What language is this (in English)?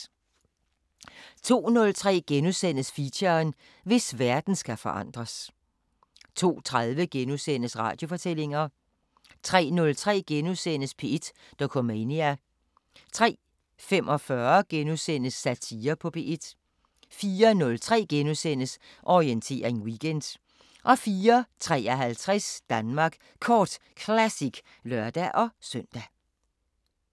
Danish